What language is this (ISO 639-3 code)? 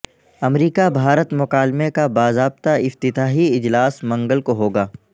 urd